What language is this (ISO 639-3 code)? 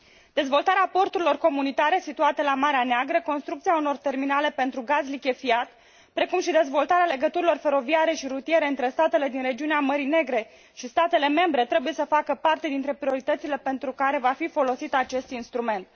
ron